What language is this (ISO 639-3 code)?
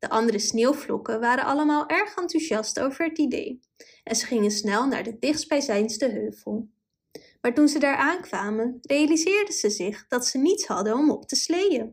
nld